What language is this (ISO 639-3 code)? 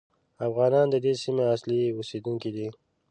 pus